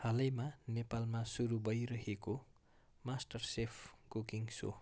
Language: Nepali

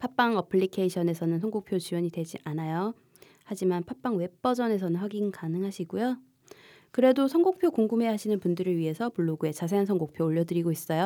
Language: Korean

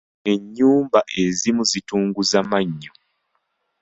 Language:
Ganda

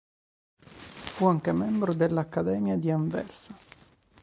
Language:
Italian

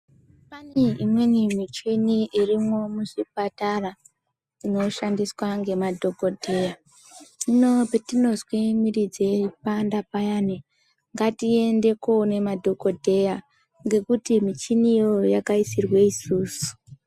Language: Ndau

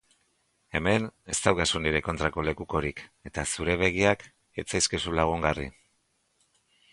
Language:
Basque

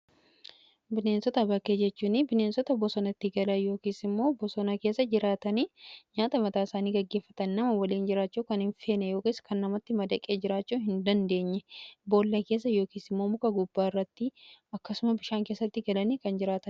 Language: Oromo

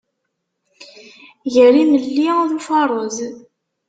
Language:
Kabyle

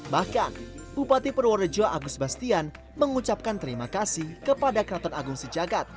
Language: Indonesian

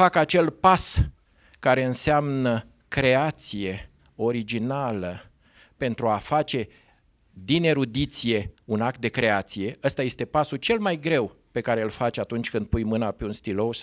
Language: Romanian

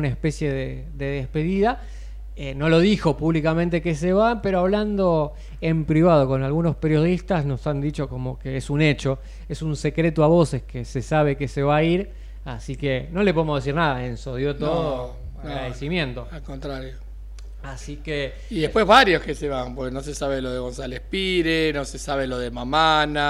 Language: Spanish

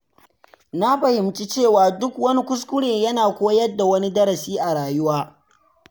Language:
Hausa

